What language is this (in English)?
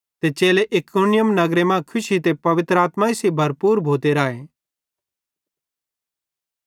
Bhadrawahi